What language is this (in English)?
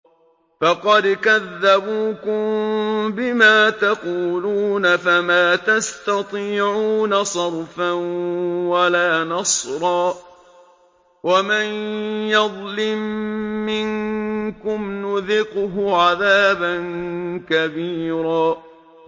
Arabic